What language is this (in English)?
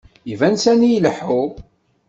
Kabyle